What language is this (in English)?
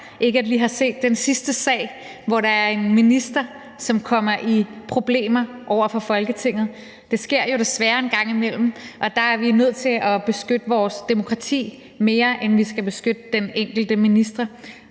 Danish